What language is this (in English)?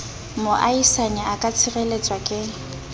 Southern Sotho